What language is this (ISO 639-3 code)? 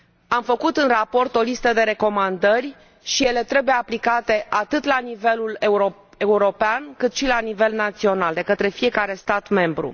ron